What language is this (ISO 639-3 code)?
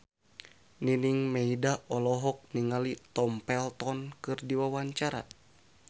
sun